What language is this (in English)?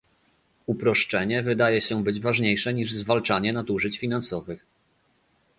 Polish